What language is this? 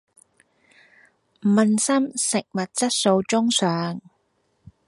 Cantonese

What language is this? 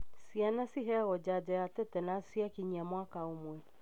Kikuyu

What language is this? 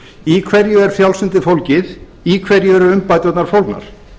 Icelandic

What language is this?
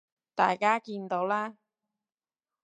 Cantonese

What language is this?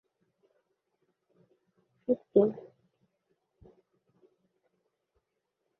Bangla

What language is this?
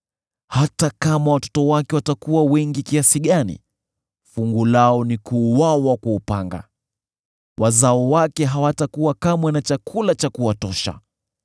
Swahili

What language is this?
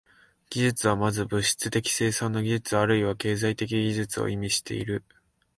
Japanese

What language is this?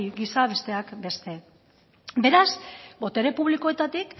Basque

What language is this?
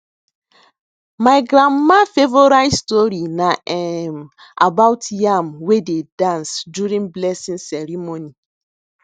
Nigerian Pidgin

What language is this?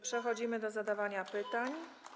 Polish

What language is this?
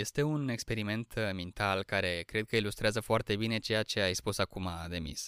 Romanian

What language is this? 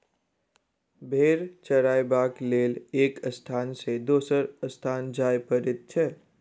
Maithili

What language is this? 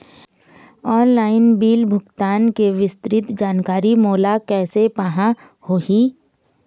Chhattisgarhi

